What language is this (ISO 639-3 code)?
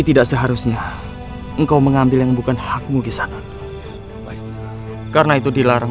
ind